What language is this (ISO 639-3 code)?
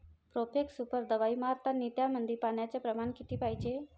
mar